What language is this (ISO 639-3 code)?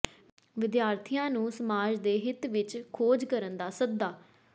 pan